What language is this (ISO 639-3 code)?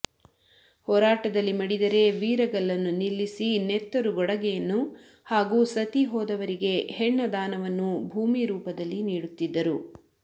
kan